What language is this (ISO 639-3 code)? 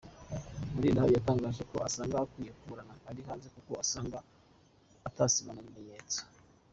kin